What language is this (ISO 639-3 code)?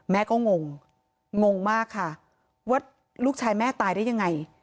tha